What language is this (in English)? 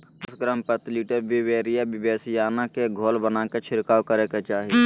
Magahi